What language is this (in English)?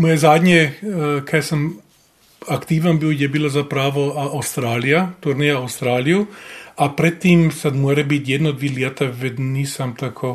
Croatian